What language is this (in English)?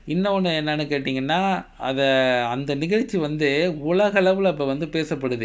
English